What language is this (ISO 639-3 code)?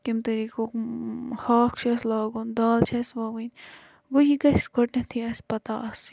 kas